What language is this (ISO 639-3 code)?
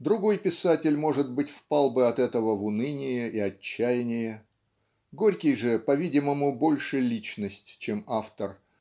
rus